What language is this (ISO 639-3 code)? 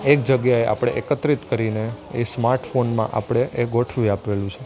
guj